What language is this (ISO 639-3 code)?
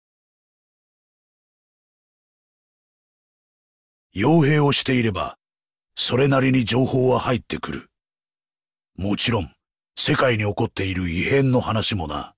jpn